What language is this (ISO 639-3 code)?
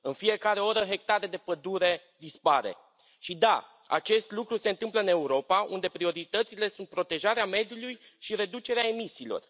ron